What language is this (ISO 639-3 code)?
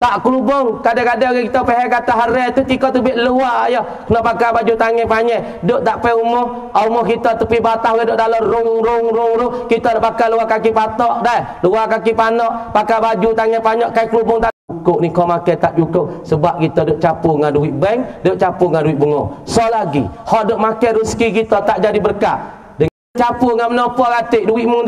msa